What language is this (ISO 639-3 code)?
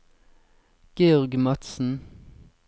nor